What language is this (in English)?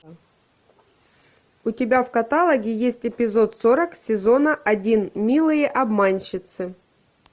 Russian